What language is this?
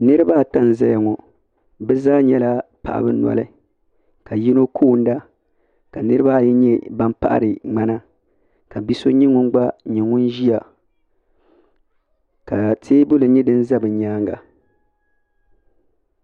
Dagbani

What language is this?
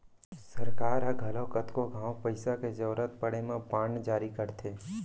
Chhattisgarhi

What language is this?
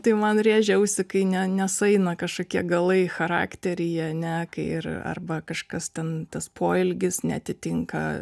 Lithuanian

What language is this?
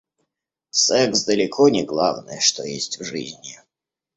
Russian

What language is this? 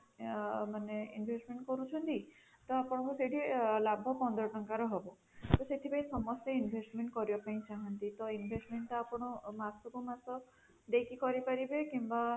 Odia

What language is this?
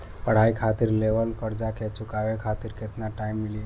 Bhojpuri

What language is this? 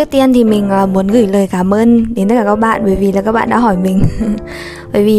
Vietnamese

